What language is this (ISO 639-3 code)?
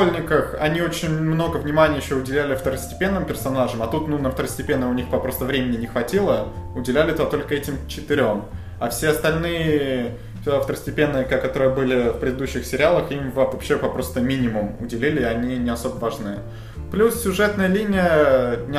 rus